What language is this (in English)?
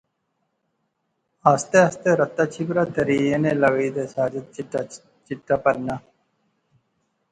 Pahari-Potwari